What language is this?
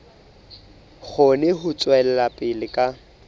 Southern Sotho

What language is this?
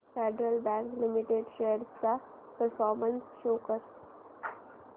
Marathi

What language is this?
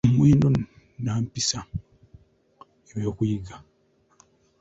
Ganda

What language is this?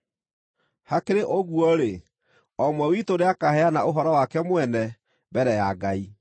Kikuyu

